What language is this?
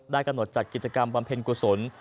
Thai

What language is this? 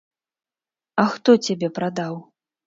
Belarusian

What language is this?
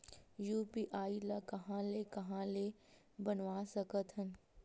Chhattisgarhi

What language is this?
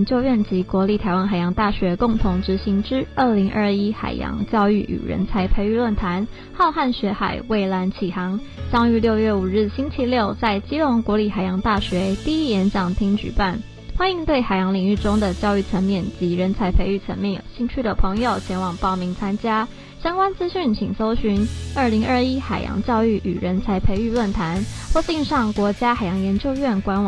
Chinese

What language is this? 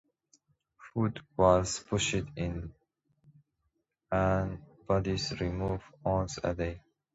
English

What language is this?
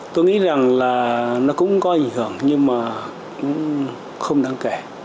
Vietnamese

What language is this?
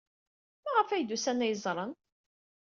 Kabyle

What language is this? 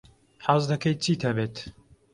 Central Kurdish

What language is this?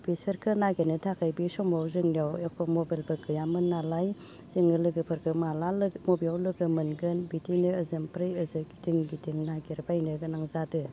Bodo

